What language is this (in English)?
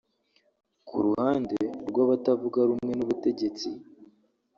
Kinyarwanda